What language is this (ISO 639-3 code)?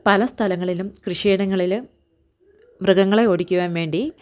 mal